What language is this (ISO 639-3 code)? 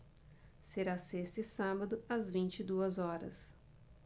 por